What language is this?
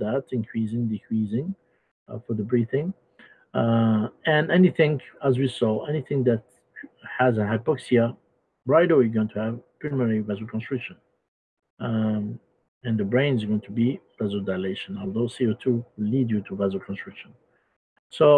English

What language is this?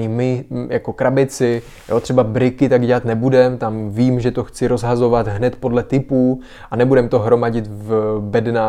Czech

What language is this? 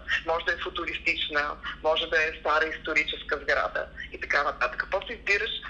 Bulgarian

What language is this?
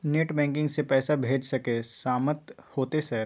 Maithili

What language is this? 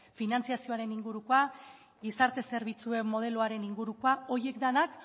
Basque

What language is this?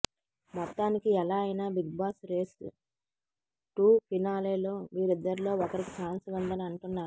Telugu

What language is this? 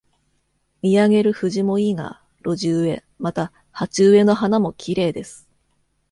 Japanese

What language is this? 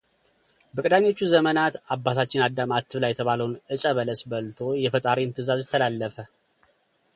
Amharic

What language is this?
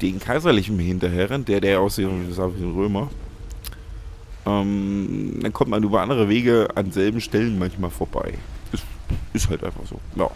German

